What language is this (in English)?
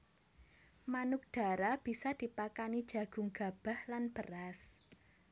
Javanese